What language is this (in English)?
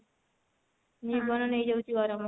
Odia